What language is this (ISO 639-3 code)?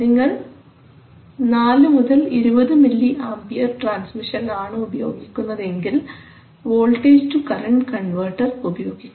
mal